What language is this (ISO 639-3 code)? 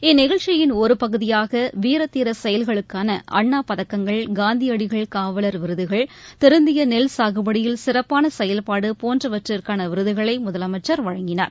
tam